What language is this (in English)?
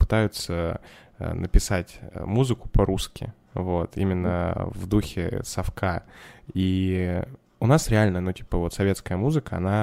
Russian